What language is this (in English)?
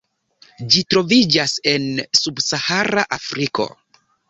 Esperanto